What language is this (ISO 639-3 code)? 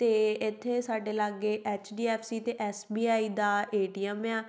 pan